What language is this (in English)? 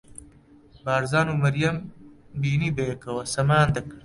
Central Kurdish